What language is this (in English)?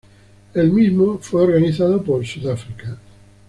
Spanish